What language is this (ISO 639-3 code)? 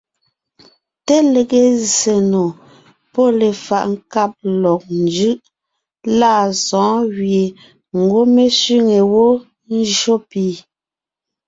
nnh